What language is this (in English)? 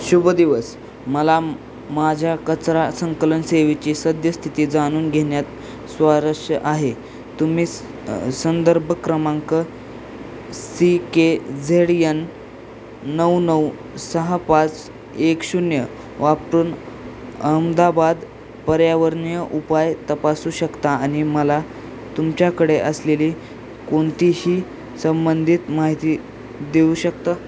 Marathi